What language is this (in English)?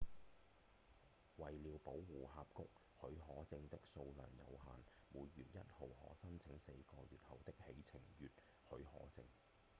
Cantonese